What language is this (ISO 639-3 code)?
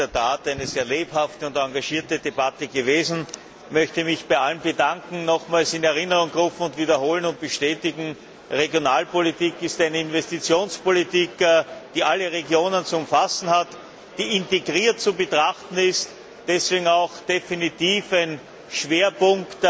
deu